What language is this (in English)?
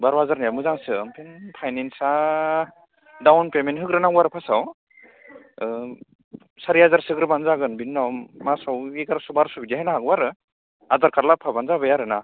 Bodo